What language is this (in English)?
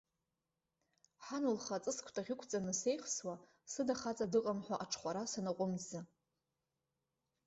Abkhazian